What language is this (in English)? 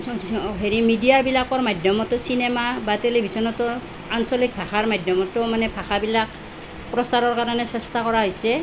Assamese